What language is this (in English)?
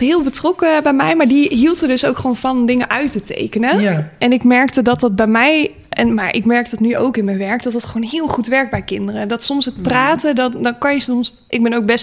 Dutch